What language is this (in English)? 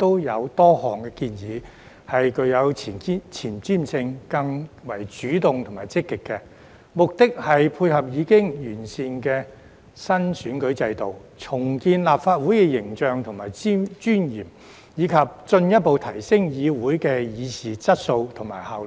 Cantonese